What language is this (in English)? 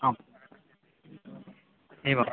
Sanskrit